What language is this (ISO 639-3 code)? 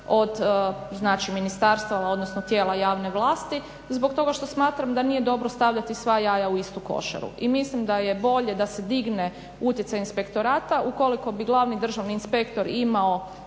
hrv